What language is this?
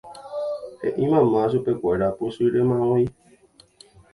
Guarani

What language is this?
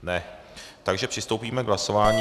Czech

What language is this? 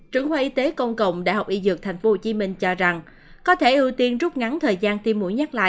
Vietnamese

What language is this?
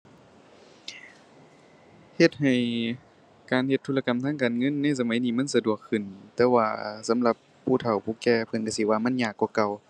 Thai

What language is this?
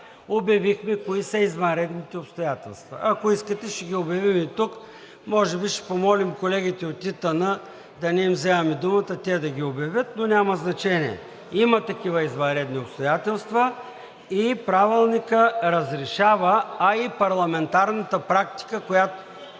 Bulgarian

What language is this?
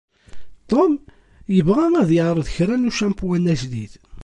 Kabyle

